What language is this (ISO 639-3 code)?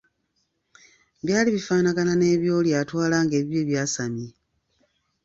lug